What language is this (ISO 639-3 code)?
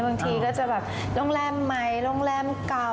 tha